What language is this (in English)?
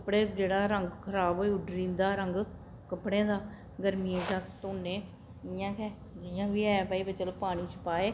Dogri